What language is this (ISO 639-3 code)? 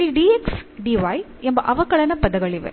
kan